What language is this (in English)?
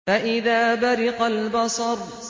Arabic